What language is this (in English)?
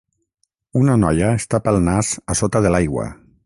Catalan